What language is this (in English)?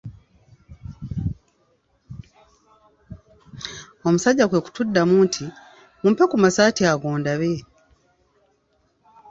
Ganda